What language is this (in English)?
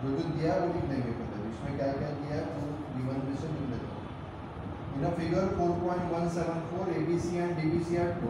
Hindi